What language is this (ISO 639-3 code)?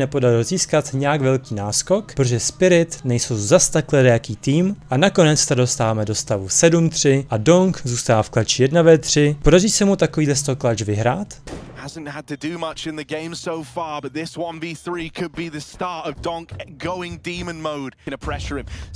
ces